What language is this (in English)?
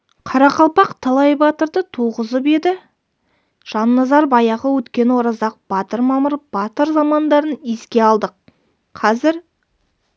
Kazakh